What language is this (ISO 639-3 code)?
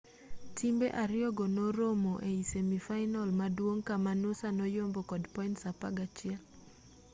luo